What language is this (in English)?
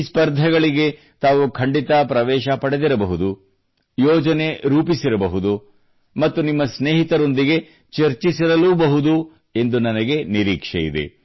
Kannada